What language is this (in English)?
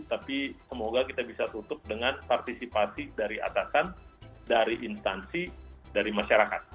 Indonesian